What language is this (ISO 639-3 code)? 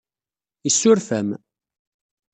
kab